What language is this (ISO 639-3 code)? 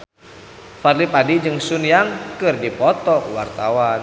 sun